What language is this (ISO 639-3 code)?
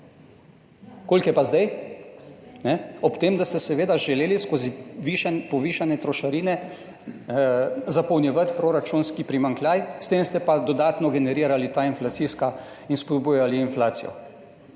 slv